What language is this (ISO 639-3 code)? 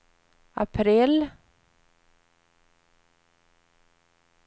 swe